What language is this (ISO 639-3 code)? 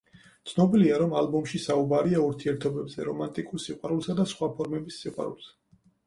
kat